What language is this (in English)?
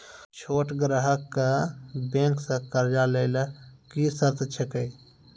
Maithili